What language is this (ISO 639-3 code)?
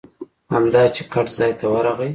pus